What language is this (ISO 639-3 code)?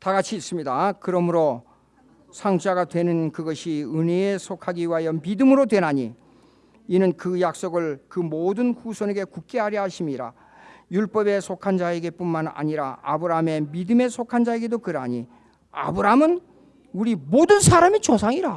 kor